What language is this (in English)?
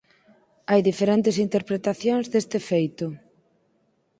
Galician